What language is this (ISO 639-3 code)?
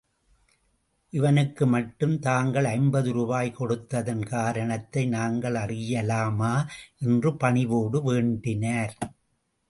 tam